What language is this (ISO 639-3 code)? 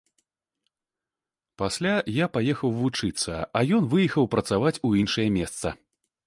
bel